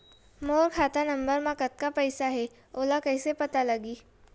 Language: Chhattisgarhi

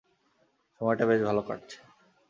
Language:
Bangla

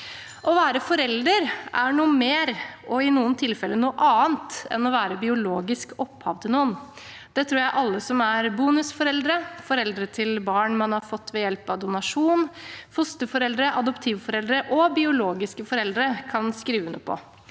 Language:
Norwegian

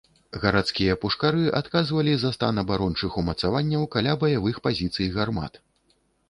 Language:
Belarusian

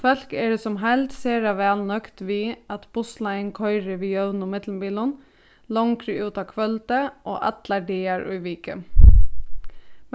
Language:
Faroese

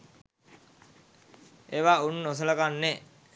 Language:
Sinhala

